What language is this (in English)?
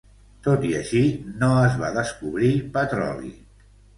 Catalan